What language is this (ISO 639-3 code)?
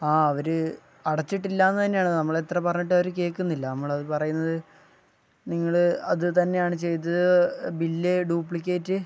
mal